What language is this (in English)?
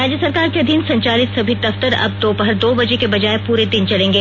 Hindi